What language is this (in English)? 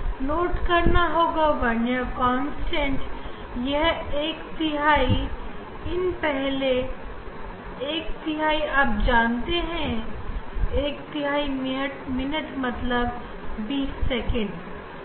Hindi